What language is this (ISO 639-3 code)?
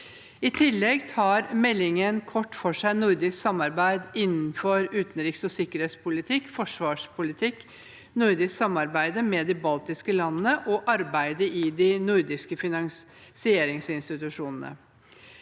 nor